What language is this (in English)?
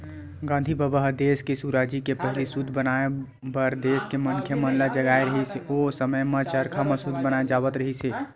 Chhattisgarhi